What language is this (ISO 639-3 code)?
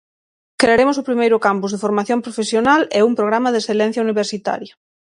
glg